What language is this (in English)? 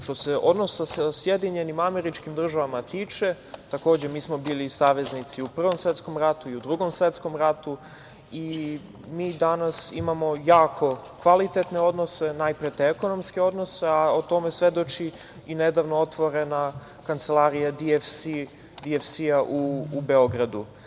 Serbian